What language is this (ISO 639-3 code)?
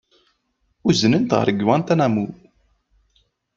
kab